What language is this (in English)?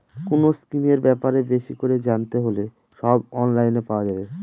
Bangla